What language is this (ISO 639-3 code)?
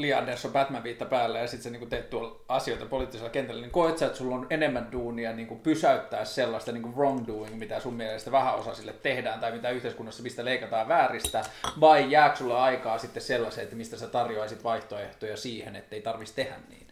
fin